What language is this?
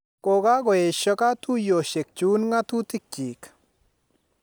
Kalenjin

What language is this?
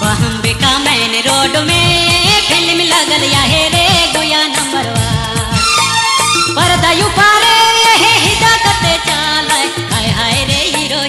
Hindi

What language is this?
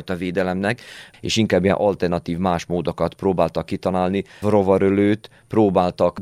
Hungarian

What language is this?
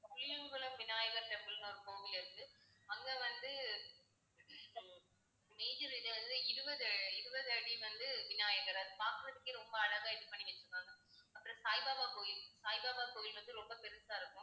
Tamil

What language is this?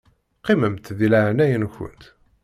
Kabyle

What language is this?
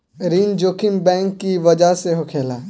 Bhojpuri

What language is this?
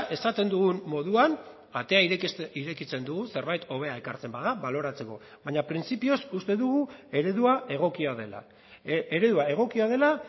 Basque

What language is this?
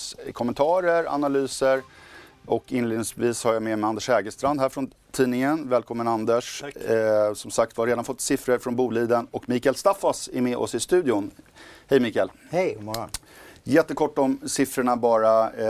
Swedish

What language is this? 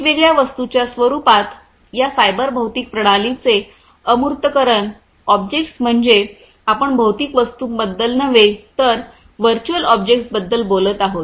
Marathi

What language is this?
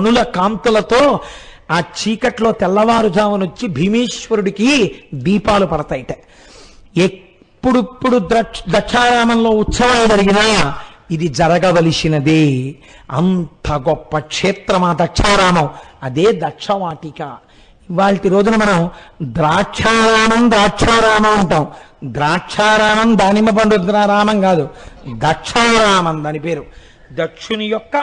Telugu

